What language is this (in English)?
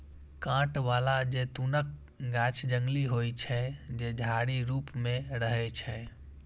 Maithili